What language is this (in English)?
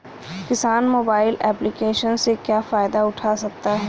Hindi